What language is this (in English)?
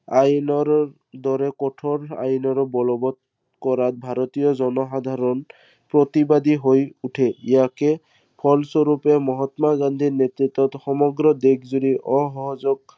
Assamese